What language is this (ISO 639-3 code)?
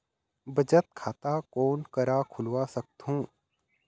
hne